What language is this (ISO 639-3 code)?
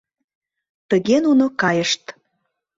chm